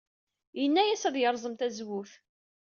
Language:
Kabyle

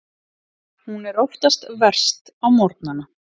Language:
Icelandic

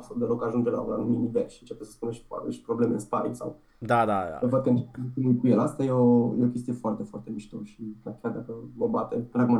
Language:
Romanian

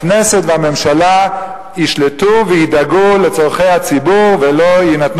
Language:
Hebrew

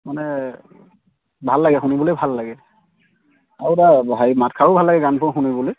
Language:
Assamese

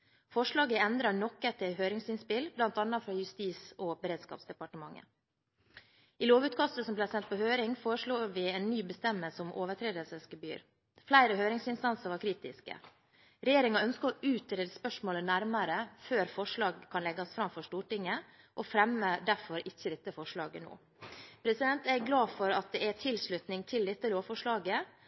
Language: Norwegian Bokmål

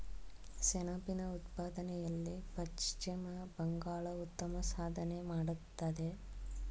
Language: Kannada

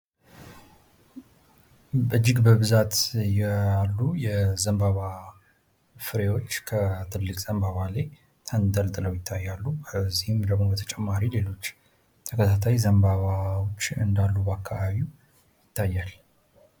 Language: Amharic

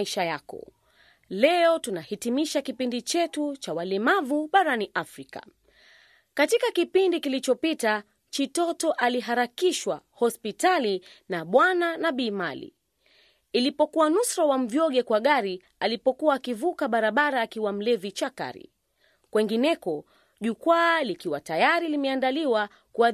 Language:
Swahili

